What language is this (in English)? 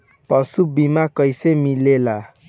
Bhojpuri